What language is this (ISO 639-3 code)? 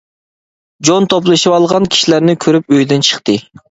uig